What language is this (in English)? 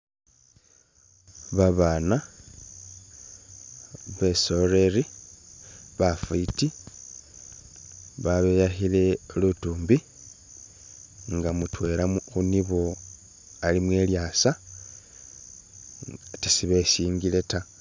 Masaaba